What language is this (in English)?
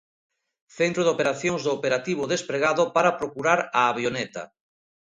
Galician